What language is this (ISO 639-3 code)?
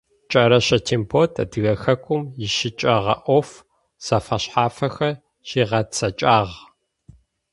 ady